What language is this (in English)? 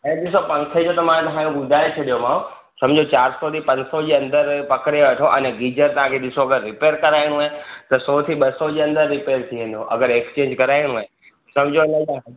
Sindhi